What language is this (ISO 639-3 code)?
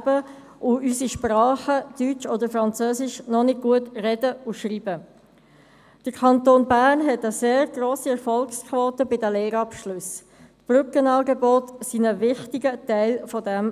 gsw